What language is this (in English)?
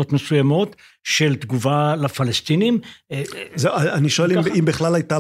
Hebrew